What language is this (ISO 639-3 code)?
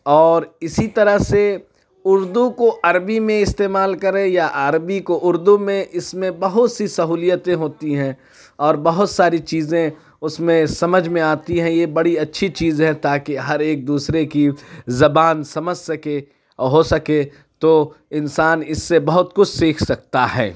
urd